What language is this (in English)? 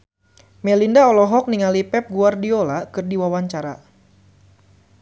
Sundanese